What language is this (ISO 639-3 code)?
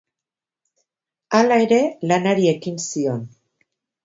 eus